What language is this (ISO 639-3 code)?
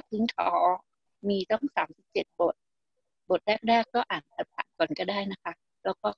tha